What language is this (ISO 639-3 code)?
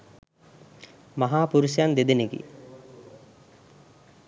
sin